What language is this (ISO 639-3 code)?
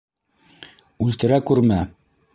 bak